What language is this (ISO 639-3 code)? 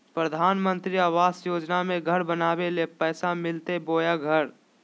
mag